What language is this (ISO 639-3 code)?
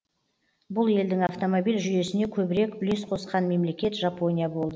kaz